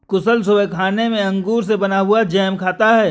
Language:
Hindi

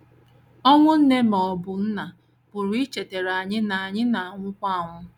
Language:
Igbo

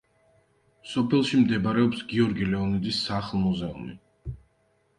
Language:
Georgian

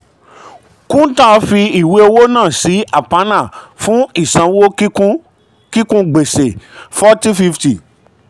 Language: Yoruba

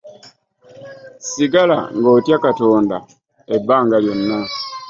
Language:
Ganda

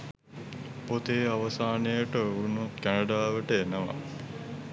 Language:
Sinhala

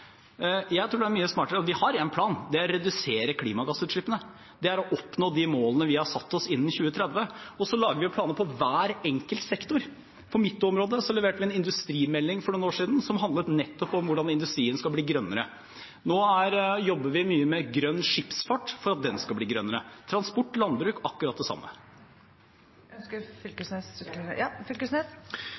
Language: Norwegian Bokmål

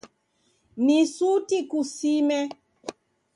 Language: Taita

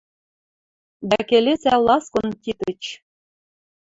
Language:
Western Mari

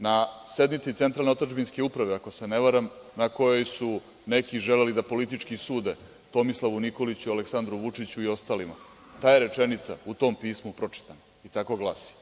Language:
Serbian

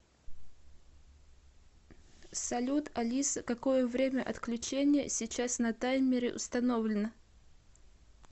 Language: Russian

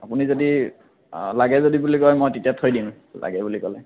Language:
Assamese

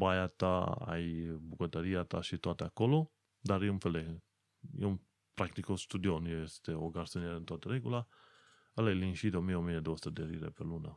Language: Romanian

